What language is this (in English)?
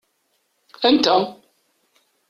Kabyle